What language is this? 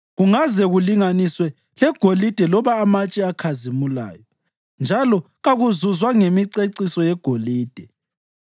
North Ndebele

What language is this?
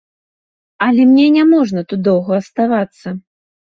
Belarusian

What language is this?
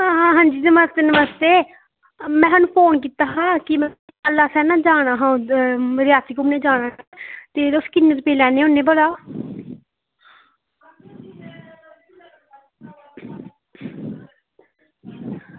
Dogri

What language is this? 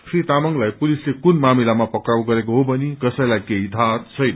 Nepali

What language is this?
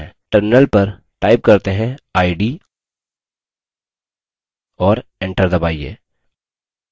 Hindi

